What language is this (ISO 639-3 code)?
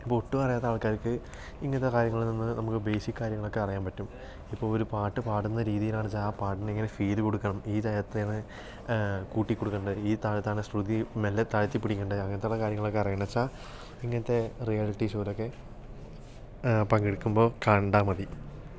mal